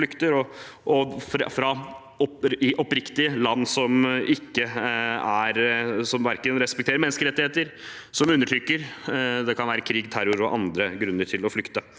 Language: Norwegian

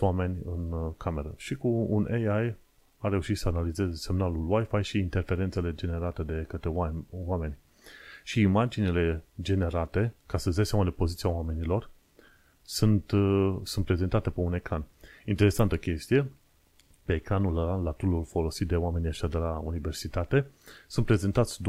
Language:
Romanian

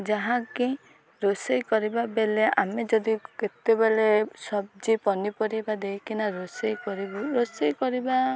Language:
Odia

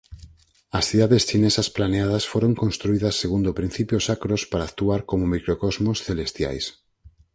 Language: Galician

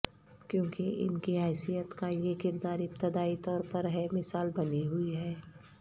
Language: Urdu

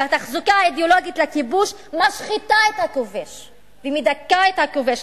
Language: Hebrew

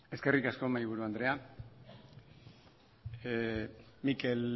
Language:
Basque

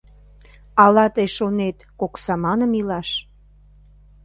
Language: Mari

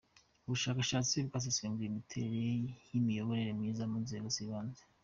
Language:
Kinyarwanda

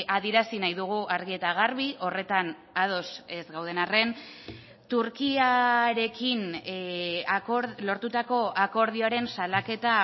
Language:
Basque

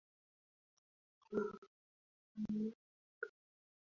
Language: Swahili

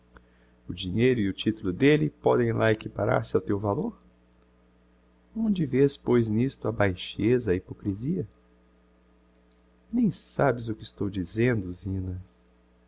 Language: Portuguese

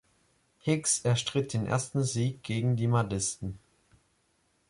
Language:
German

